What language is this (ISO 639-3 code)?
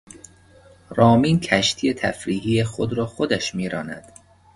fas